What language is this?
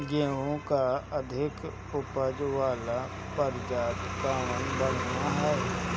Bhojpuri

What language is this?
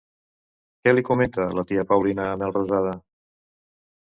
Catalan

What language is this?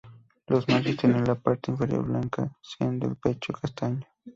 Spanish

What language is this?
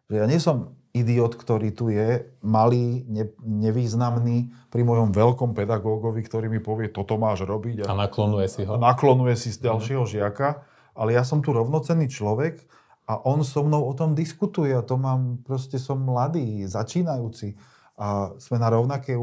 Slovak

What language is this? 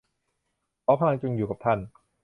Thai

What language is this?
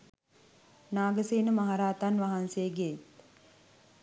Sinhala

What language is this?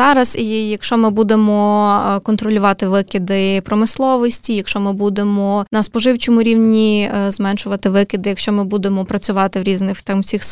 Ukrainian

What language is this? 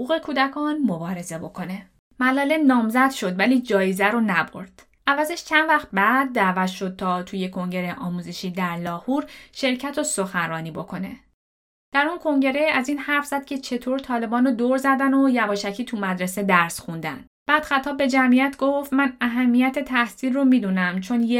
Persian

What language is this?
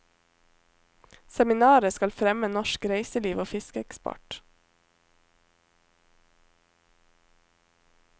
Norwegian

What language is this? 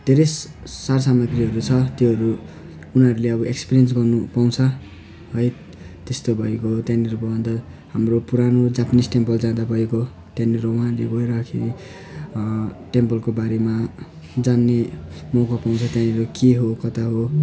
Nepali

